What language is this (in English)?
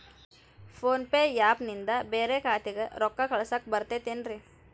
Kannada